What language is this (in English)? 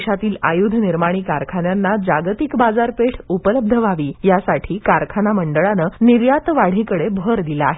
Marathi